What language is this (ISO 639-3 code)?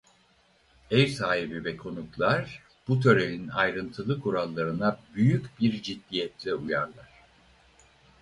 tur